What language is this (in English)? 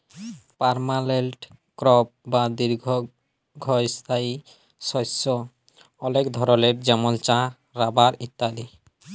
Bangla